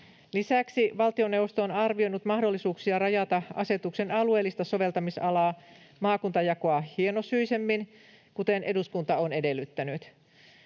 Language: Finnish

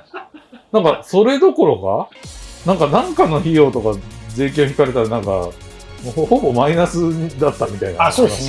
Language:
Japanese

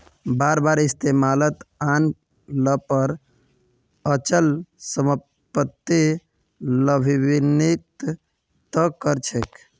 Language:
Magahi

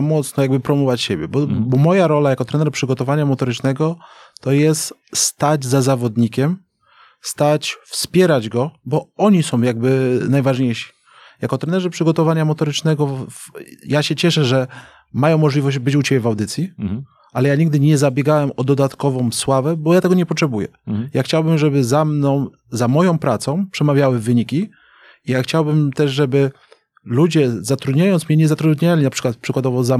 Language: Polish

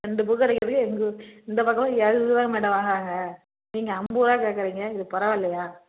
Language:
Tamil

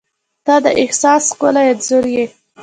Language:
Pashto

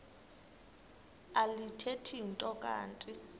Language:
Xhosa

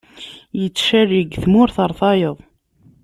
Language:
Kabyle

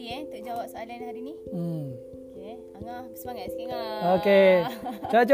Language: Malay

